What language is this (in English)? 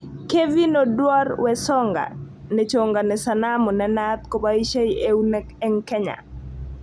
Kalenjin